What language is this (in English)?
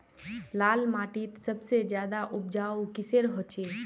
Magahi